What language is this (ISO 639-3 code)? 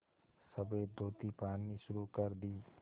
hin